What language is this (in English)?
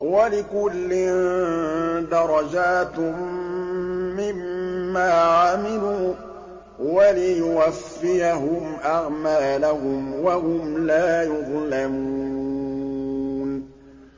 Arabic